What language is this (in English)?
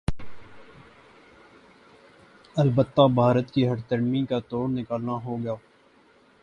Urdu